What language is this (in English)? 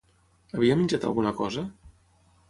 Catalan